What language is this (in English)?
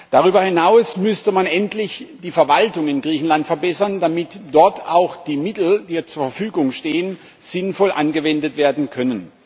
German